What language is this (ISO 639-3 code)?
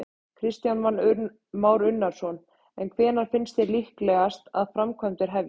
isl